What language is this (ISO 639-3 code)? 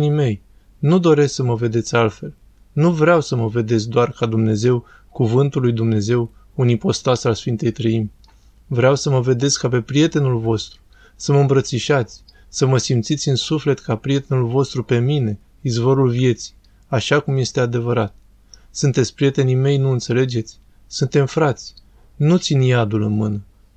ron